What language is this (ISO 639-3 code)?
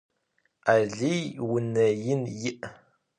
ady